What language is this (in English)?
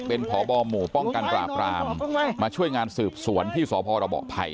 Thai